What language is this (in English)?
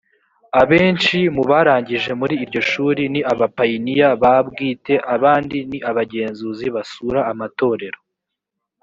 Kinyarwanda